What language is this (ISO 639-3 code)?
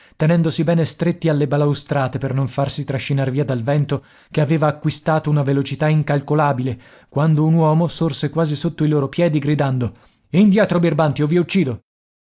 ita